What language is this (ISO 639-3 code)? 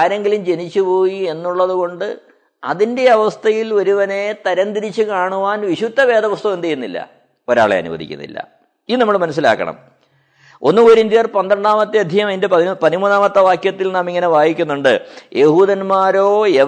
mal